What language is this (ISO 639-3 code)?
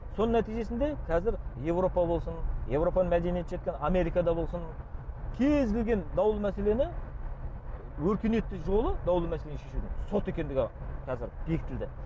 kaz